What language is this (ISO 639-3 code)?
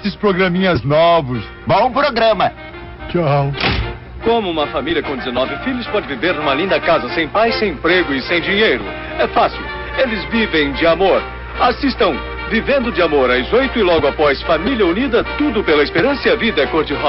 por